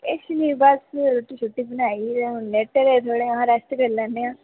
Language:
Dogri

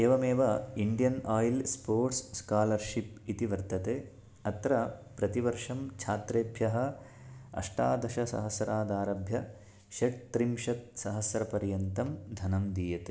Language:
Sanskrit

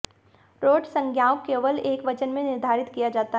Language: Hindi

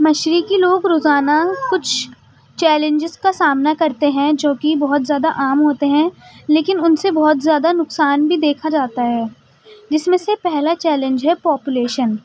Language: Urdu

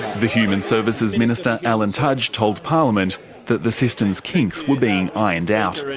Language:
English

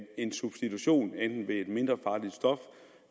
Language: Danish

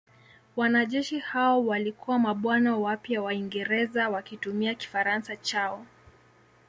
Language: Swahili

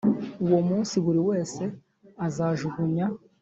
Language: Kinyarwanda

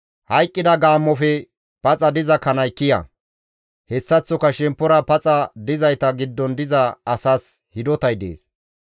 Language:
Gamo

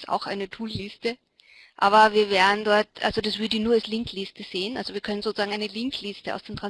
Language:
German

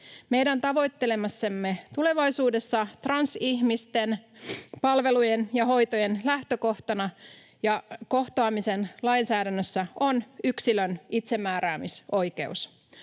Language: Finnish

